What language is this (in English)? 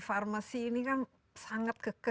Indonesian